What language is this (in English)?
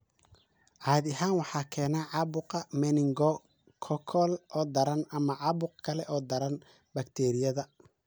Somali